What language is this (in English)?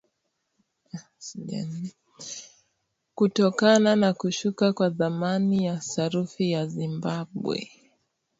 Swahili